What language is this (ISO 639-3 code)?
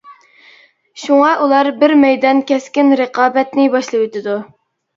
uig